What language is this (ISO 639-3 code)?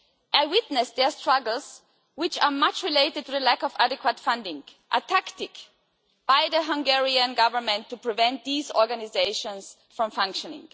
eng